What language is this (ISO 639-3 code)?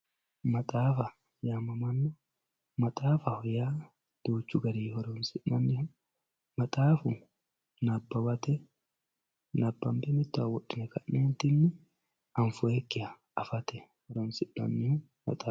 sid